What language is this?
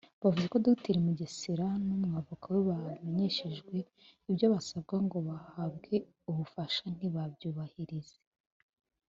Kinyarwanda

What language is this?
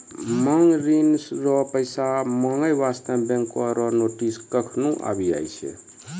Maithili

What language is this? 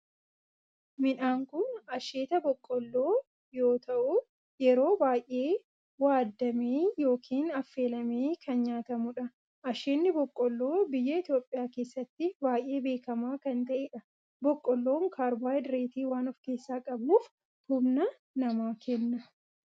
Oromo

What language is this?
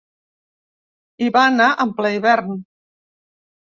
Catalan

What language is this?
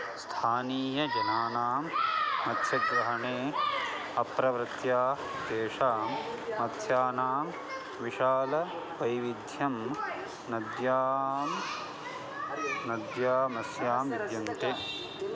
Sanskrit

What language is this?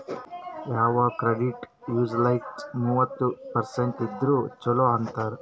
Kannada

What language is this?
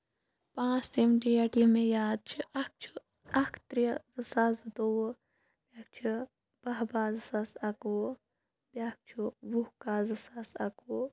Kashmiri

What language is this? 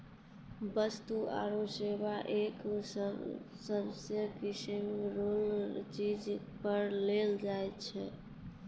Maithili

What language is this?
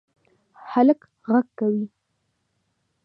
Pashto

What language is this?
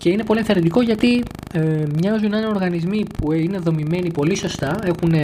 Greek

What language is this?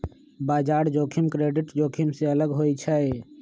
Magahi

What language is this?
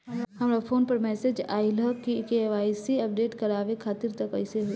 Bhojpuri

